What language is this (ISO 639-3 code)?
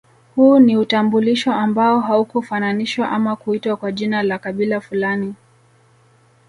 swa